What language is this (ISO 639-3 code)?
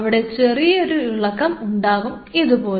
mal